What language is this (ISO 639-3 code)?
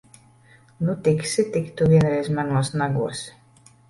lav